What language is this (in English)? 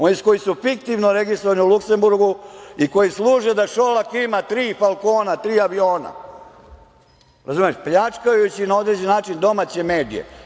Serbian